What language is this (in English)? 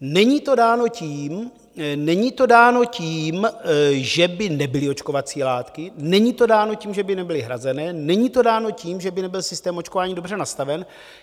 Czech